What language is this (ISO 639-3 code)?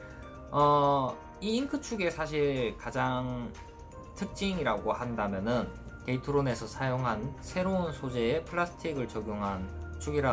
kor